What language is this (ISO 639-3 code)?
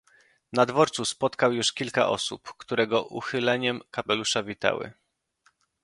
pol